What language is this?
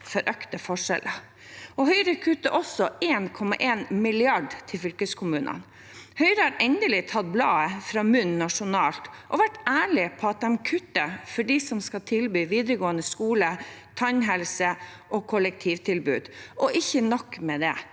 Norwegian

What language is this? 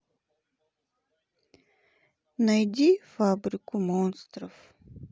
Russian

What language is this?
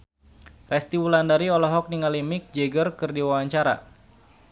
Sundanese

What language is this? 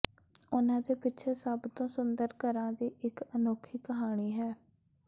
Punjabi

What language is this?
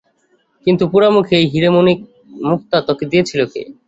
Bangla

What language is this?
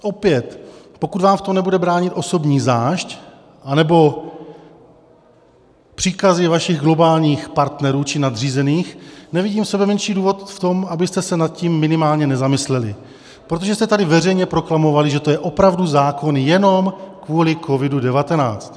Czech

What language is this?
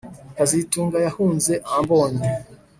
Kinyarwanda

